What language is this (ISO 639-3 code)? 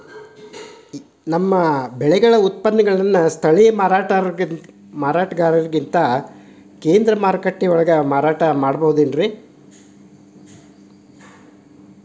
kan